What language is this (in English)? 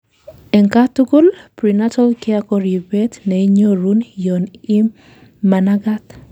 Kalenjin